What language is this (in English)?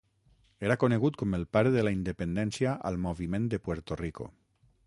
Catalan